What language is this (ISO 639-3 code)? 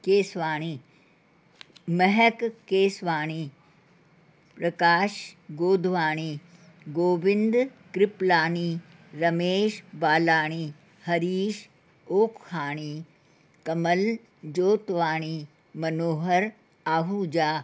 snd